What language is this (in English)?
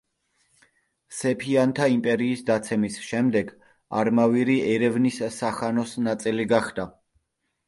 Georgian